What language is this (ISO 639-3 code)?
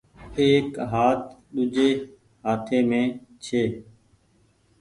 gig